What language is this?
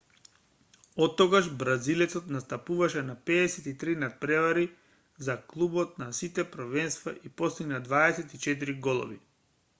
Macedonian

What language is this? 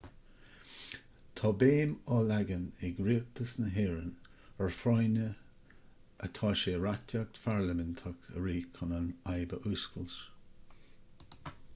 Irish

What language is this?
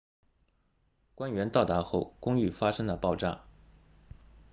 Chinese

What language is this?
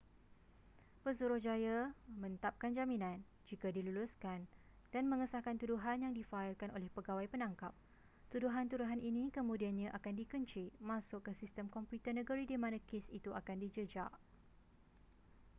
Malay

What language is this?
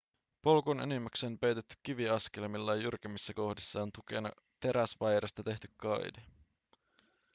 Finnish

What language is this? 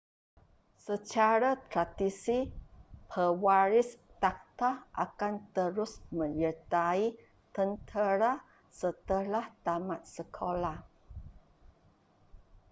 Malay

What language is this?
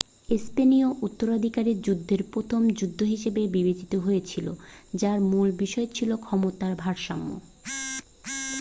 Bangla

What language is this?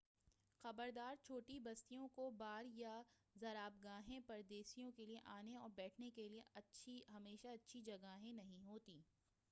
Urdu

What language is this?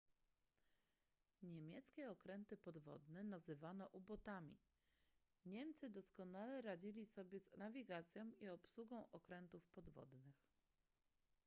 Polish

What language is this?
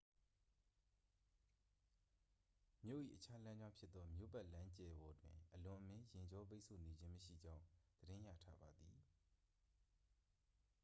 Burmese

